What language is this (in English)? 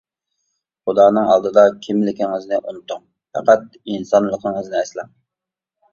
Uyghur